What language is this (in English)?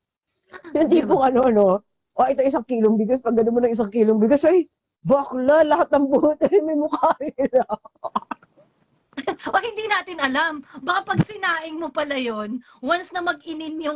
Filipino